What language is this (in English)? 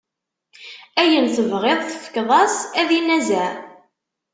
Kabyle